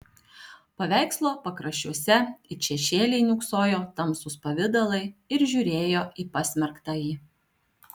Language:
Lithuanian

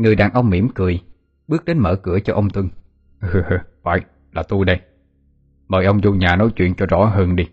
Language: Vietnamese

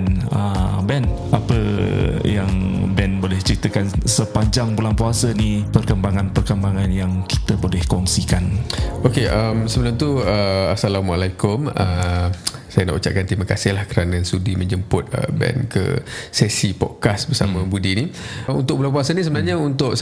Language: Malay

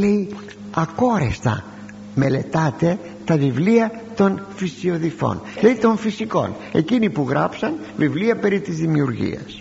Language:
Greek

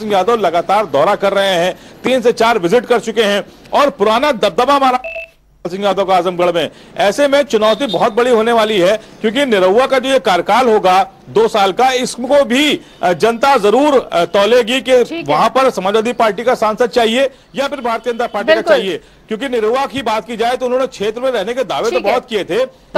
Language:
Hindi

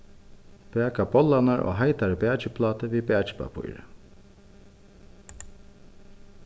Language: Faroese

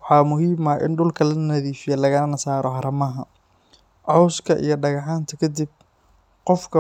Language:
Somali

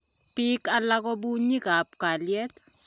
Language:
Kalenjin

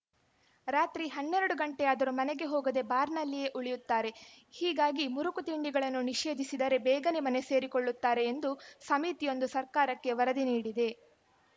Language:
Kannada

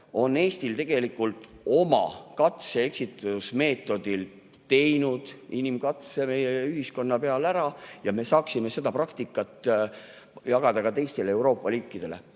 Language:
Estonian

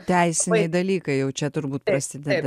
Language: Lithuanian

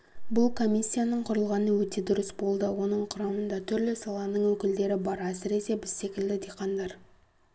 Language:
Kazakh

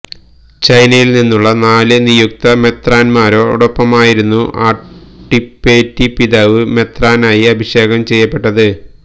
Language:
Malayalam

